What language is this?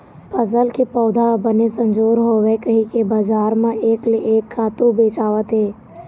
Chhattisgarhi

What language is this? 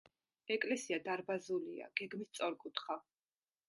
Georgian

